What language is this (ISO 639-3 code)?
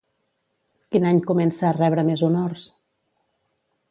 cat